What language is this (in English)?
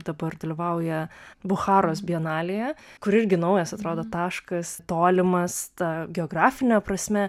Lithuanian